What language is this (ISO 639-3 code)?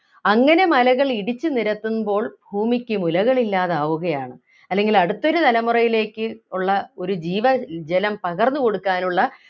mal